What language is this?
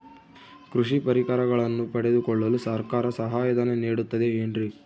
Kannada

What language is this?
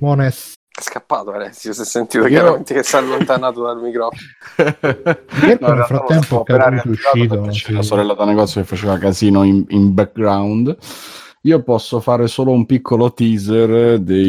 Italian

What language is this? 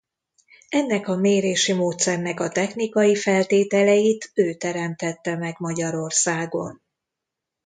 Hungarian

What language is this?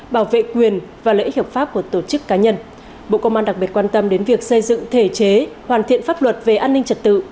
Vietnamese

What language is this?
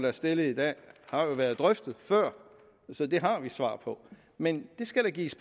Danish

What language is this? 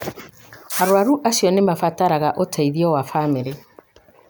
Kikuyu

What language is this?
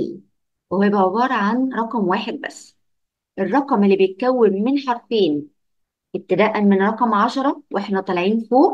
Arabic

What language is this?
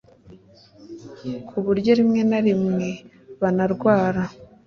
Kinyarwanda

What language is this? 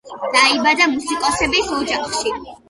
Georgian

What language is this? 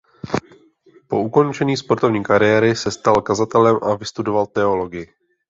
Czech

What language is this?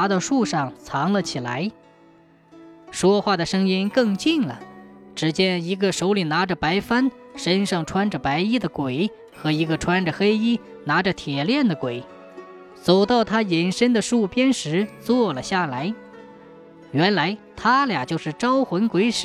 Chinese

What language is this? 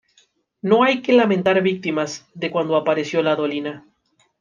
Spanish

